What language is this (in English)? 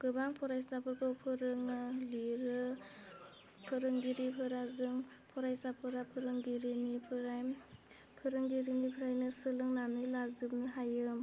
Bodo